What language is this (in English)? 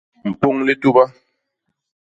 Basaa